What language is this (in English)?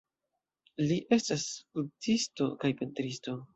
Esperanto